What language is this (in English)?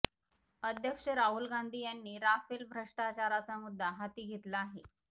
Marathi